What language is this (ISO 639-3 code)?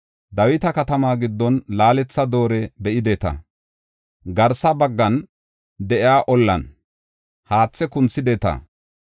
gof